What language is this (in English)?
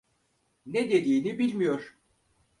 Turkish